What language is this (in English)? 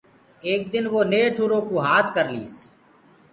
Gurgula